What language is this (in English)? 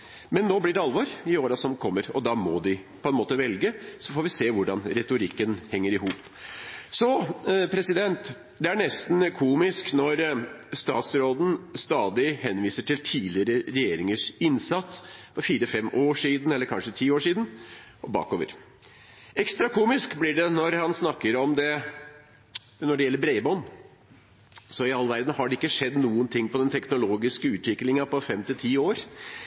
Norwegian Bokmål